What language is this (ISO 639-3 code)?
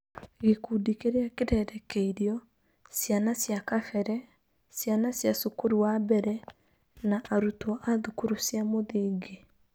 kik